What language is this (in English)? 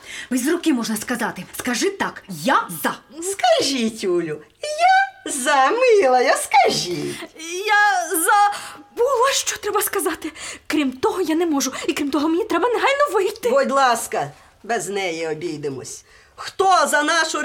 Ukrainian